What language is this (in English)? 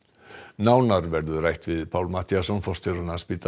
Icelandic